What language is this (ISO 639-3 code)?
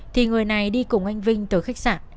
vie